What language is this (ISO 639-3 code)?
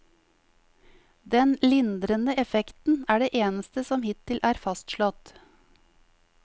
nor